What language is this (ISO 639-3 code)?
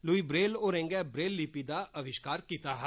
doi